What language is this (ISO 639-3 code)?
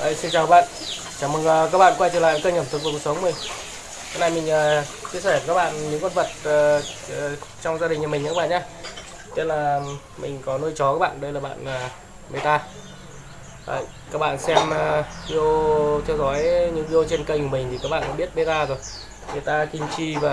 vie